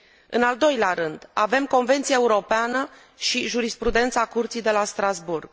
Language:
Romanian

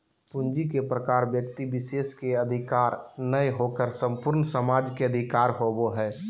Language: Magahi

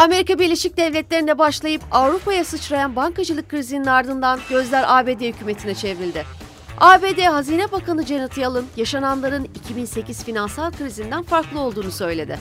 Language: Turkish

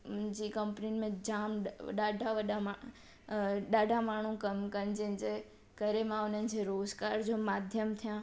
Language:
Sindhi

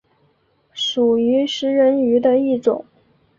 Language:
Chinese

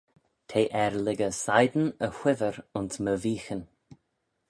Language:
Manx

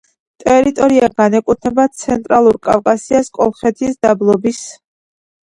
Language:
Georgian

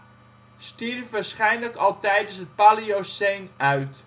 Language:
Dutch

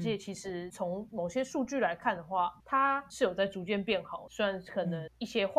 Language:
Chinese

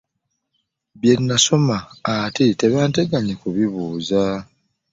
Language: Ganda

